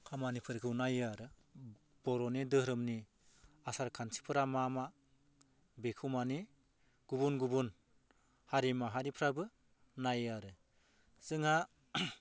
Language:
Bodo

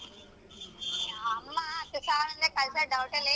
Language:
Kannada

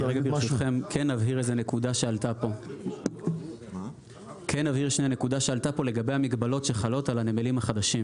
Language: Hebrew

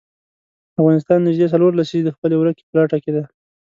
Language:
Pashto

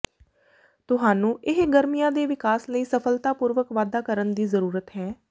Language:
Punjabi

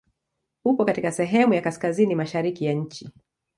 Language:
Swahili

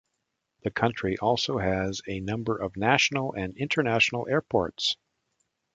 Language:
English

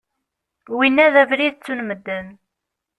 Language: Kabyle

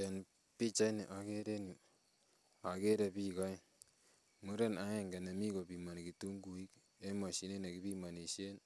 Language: Kalenjin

